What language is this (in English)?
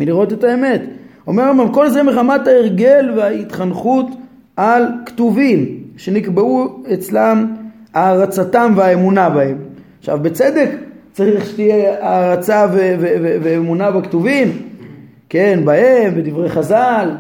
Hebrew